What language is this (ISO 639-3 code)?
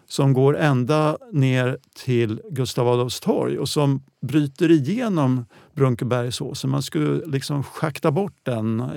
swe